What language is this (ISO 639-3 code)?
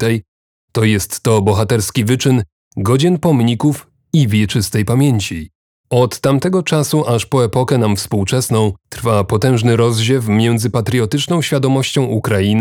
pol